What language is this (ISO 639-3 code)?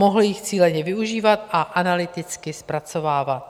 ces